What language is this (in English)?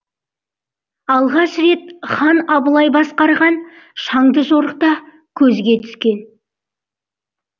Kazakh